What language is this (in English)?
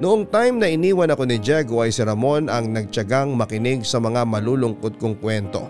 Filipino